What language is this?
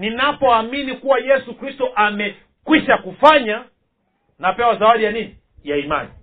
Swahili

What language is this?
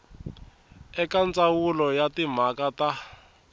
Tsonga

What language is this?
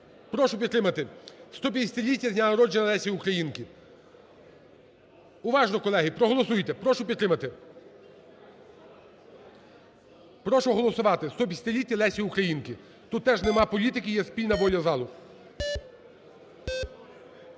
Ukrainian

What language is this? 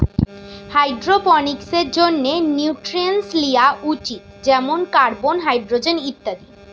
Bangla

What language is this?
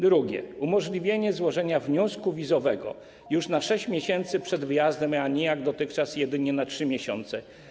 Polish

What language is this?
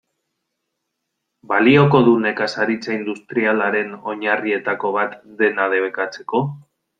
Basque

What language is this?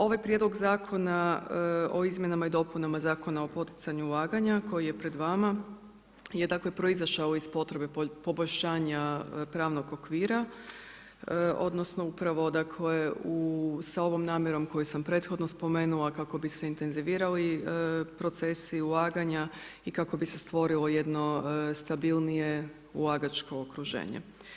Croatian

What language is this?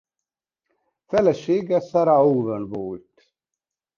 Hungarian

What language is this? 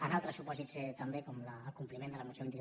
Catalan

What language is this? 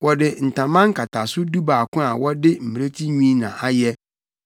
Akan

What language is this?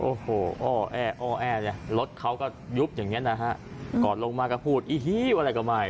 Thai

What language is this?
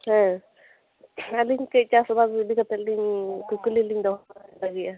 Santali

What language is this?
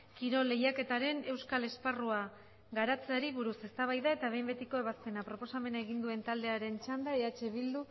Basque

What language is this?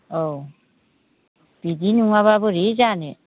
Bodo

